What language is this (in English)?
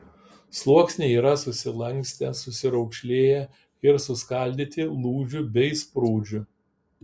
Lithuanian